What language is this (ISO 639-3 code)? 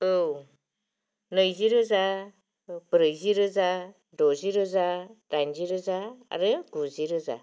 brx